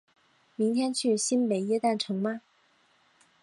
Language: Chinese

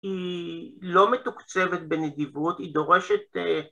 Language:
Hebrew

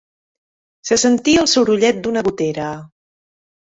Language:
Catalan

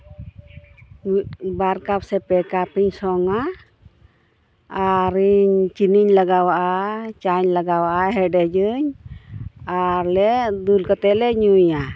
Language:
Santali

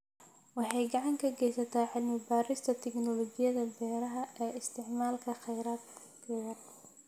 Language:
Somali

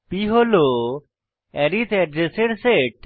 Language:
Bangla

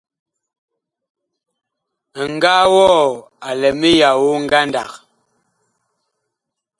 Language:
Bakoko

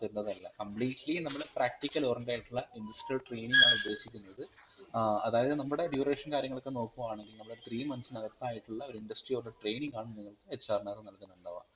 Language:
Malayalam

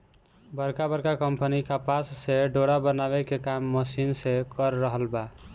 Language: Bhojpuri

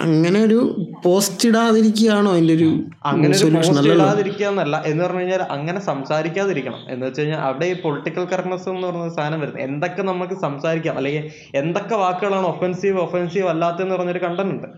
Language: Malayalam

